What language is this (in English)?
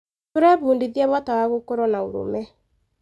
Kikuyu